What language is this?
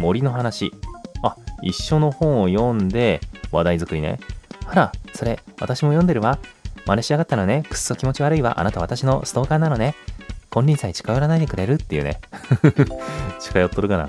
Japanese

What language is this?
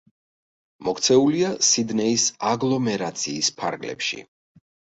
Georgian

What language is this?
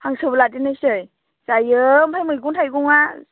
Bodo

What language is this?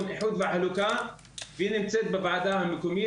Hebrew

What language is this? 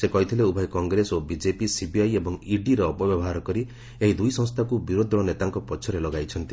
Odia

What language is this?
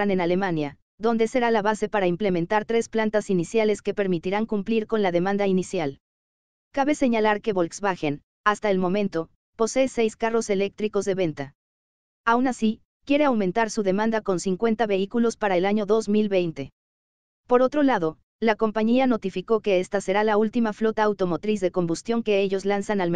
Spanish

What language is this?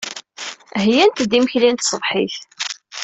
Kabyle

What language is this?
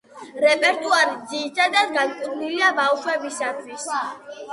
Georgian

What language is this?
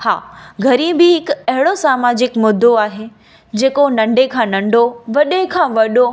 Sindhi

